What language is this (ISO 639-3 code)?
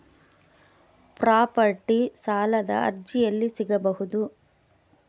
kan